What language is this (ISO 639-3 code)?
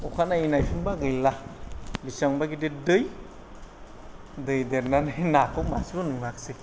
brx